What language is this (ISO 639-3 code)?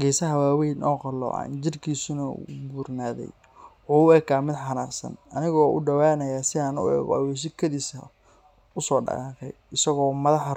som